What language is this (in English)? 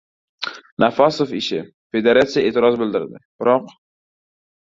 Uzbek